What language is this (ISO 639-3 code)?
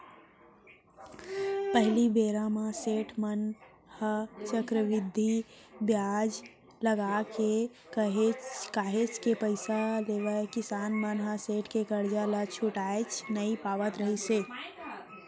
hne